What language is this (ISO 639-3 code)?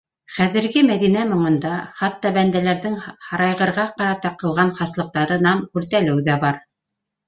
bak